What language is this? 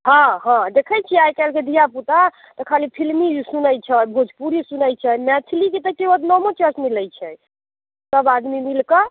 Maithili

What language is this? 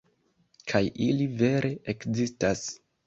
Esperanto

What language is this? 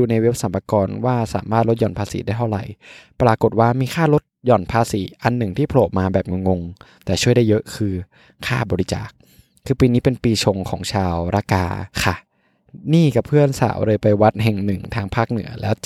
Thai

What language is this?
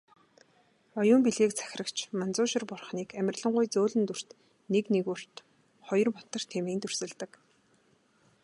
Mongolian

